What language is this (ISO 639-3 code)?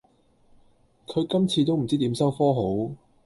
yue